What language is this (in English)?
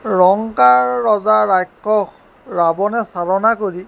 Assamese